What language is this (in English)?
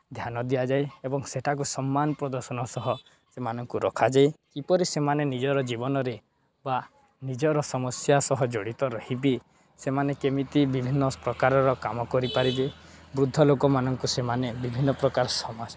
Odia